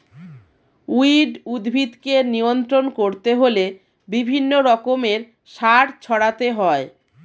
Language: Bangla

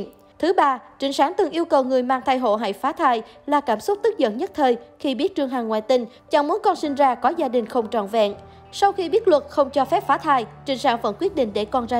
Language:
Vietnamese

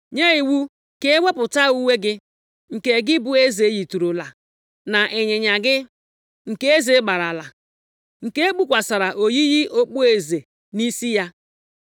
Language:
Igbo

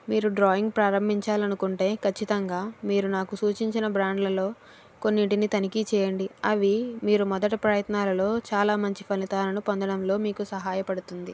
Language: Telugu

